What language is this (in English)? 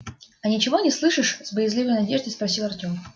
Russian